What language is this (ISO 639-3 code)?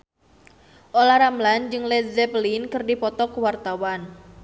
sun